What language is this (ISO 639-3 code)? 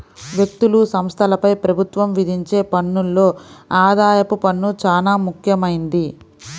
tel